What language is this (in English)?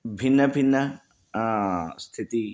Sanskrit